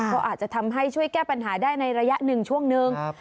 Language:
Thai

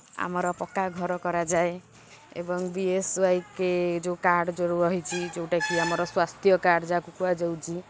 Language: Odia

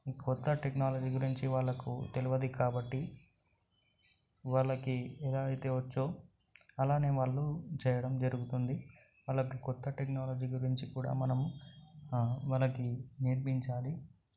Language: Telugu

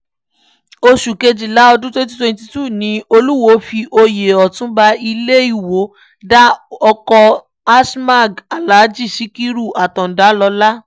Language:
Yoruba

